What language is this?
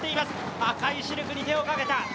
Japanese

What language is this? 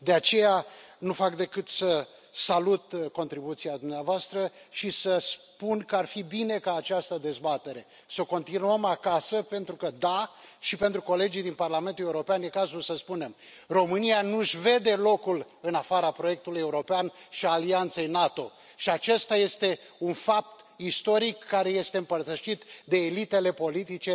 Romanian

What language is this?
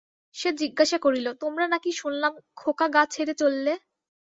Bangla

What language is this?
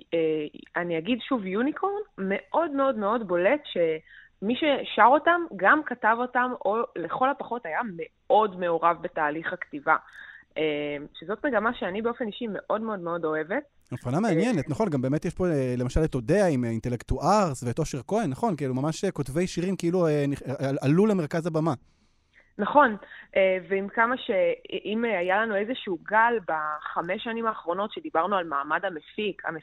Hebrew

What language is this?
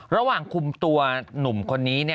Thai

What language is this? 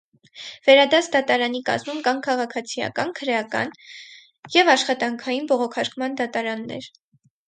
Armenian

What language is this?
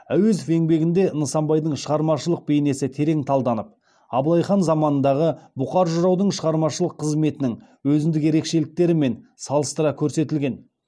Kazakh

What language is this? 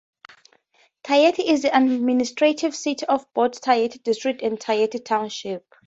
English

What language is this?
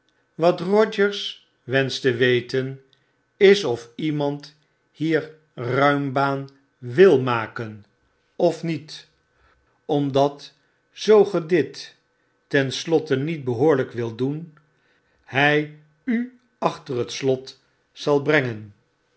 Dutch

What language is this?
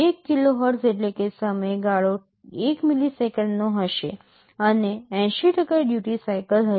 Gujarati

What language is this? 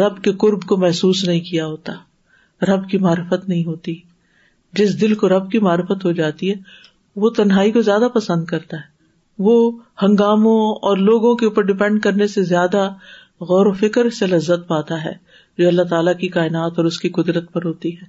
Urdu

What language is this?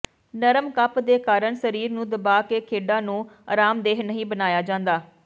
Punjabi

